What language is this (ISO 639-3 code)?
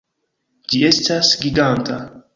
epo